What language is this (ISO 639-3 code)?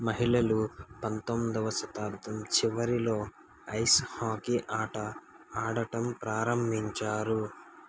tel